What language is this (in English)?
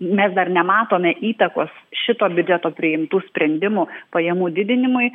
Lithuanian